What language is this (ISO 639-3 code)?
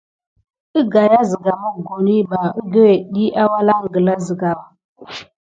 gid